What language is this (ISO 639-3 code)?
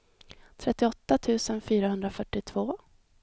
swe